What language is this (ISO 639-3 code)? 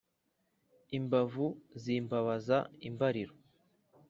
kin